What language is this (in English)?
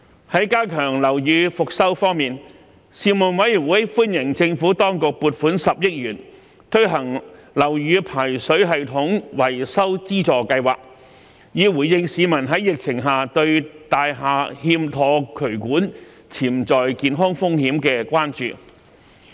Cantonese